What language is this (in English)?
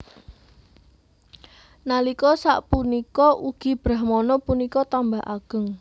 Javanese